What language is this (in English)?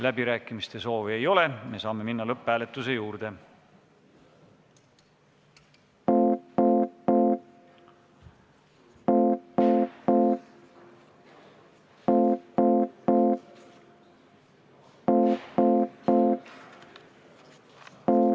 Estonian